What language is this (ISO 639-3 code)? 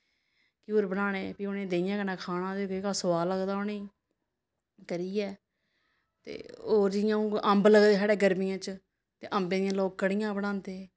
doi